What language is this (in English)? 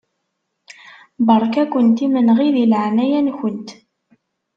Kabyle